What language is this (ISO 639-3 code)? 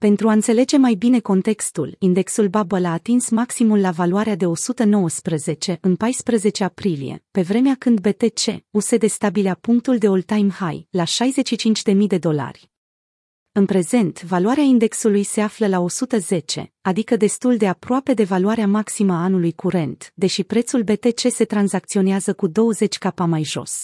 ron